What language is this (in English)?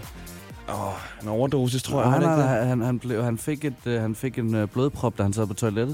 Danish